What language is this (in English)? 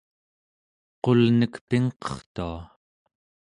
Central Yupik